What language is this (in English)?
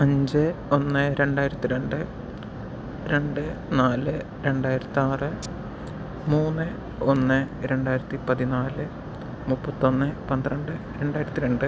Malayalam